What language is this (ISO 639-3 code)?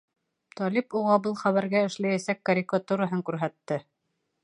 bak